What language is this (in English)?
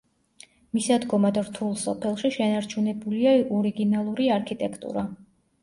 Georgian